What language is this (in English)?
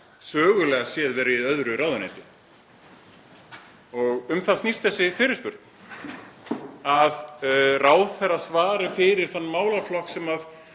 Icelandic